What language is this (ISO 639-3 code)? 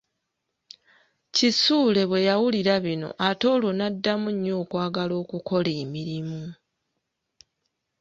lug